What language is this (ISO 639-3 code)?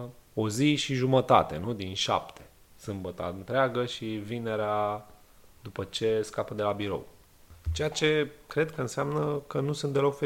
ron